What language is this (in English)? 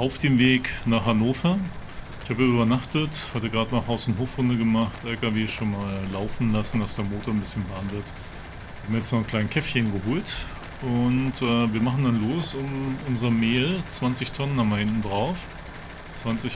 German